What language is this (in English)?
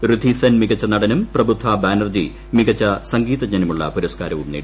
Malayalam